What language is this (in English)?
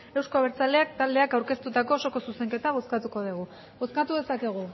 Basque